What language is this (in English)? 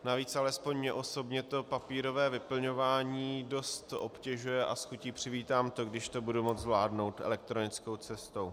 Czech